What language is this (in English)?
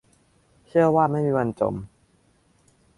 Thai